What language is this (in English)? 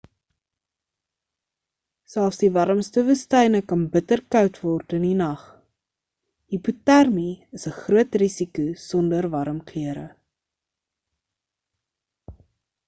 Afrikaans